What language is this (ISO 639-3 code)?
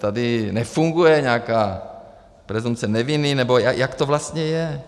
ces